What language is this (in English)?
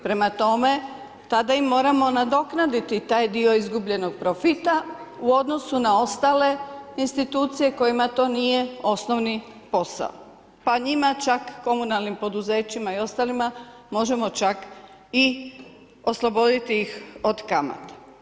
Croatian